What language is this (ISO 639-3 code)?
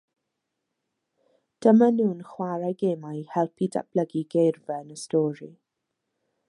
cym